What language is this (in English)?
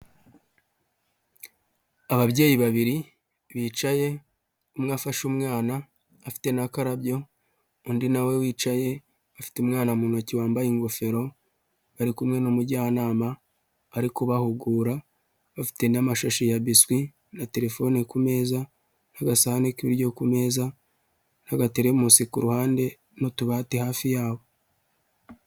Kinyarwanda